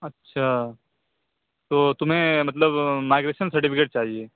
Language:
Urdu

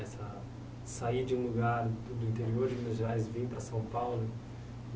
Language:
Portuguese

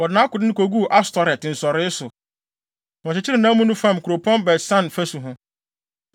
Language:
Akan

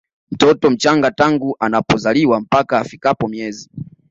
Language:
Swahili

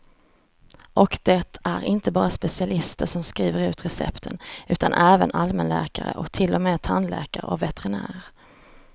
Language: Swedish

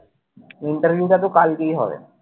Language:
Bangla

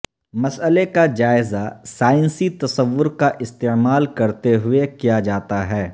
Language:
Urdu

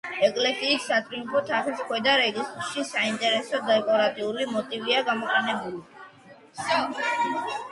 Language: Georgian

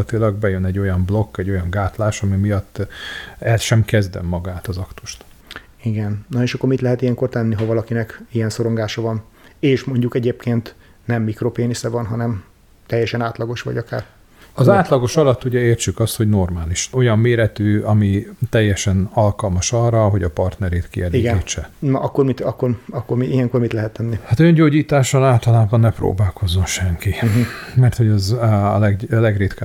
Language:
Hungarian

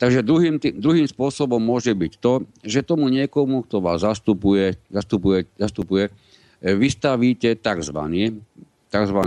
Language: Slovak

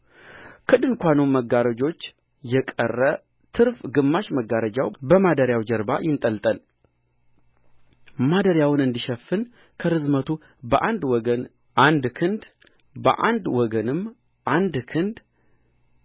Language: Amharic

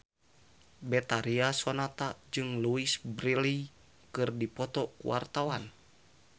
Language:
Sundanese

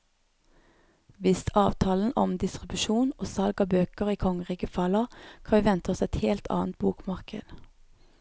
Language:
Norwegian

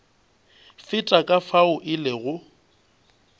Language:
Northern Sotho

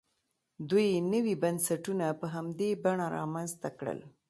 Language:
Pashto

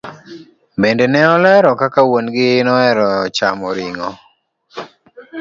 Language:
Luo (Kenya and Tanzania)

